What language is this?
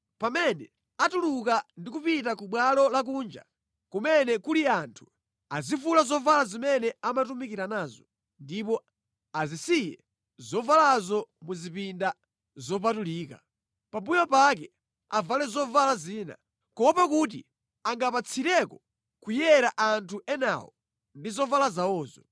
Nyanja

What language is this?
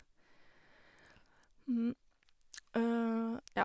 Norwegian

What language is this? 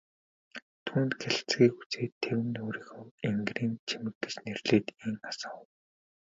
Mongolian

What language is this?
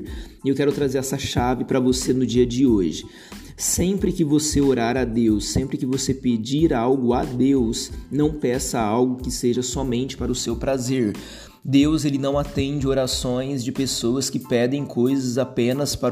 Portuguese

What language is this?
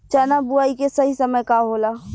Bhojpuri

